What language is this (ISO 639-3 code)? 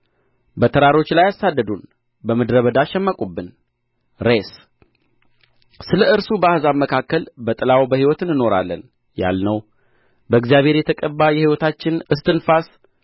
amh